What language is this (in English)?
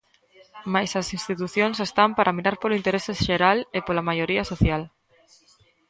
Galician